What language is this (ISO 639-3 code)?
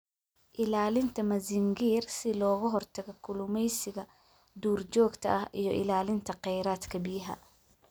som